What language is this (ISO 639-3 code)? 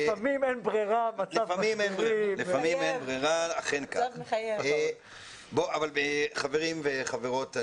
heb